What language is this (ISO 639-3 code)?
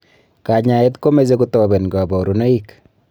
kln